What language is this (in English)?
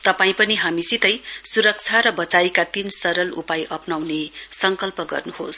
Nepali